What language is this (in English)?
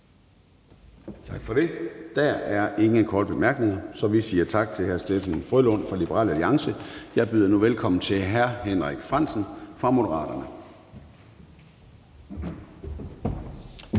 Danish